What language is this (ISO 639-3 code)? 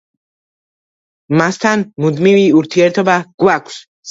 kat